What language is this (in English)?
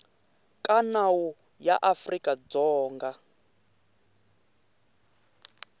Tsonga